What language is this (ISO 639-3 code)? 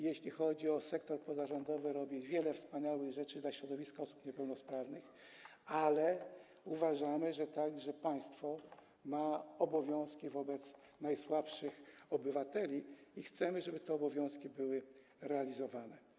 pol